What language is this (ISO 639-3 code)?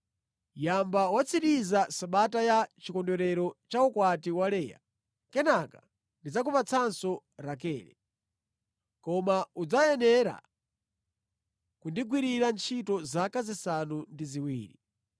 nya